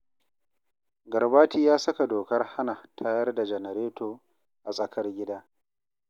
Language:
Hausa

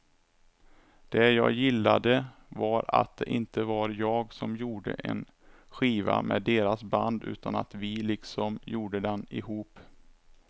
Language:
Swedish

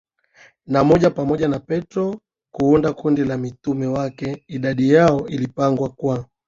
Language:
Swahili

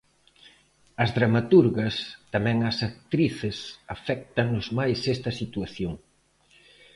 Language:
Galician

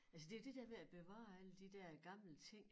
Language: Danish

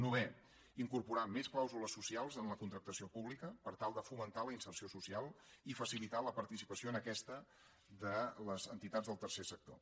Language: Catalan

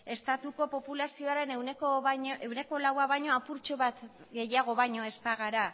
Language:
Basque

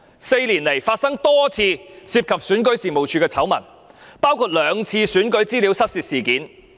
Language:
Cantonese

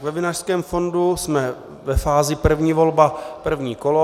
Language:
Czech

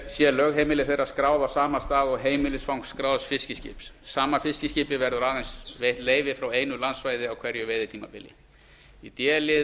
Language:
Icelandic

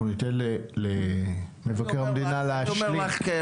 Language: Hebrew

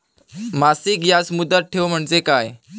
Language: Marathi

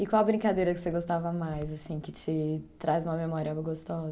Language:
Portuguese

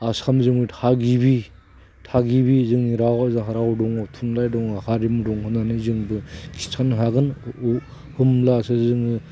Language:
Bodo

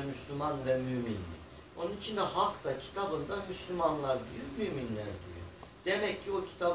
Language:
Turkish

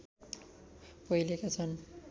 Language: Nepali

